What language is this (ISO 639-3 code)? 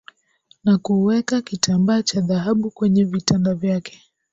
swa